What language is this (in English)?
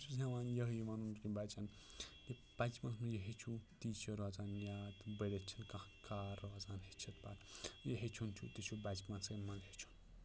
Kashmiri